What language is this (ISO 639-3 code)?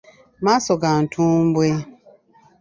lug